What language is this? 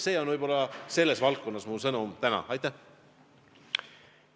Estonian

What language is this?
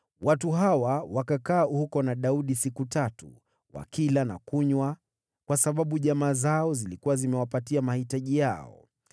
Swahili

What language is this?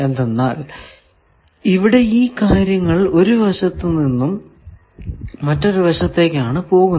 Malayalam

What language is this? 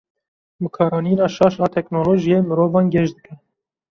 Kurdish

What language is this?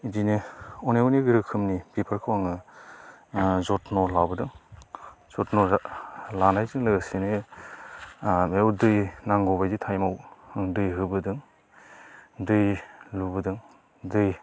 Bodo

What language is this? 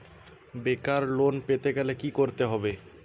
Bangla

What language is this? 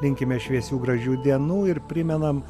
Lithuanian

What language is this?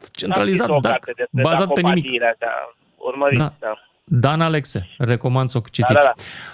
Romanian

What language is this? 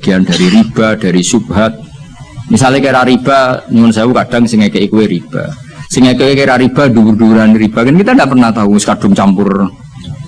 Indonesian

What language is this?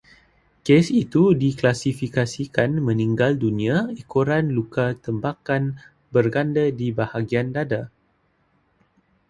Malay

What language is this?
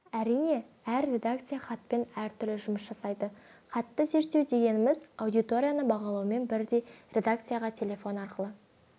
Kazakh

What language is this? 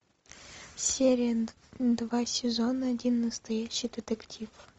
Russian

